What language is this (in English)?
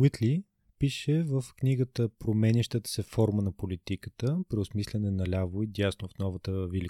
Bulgarian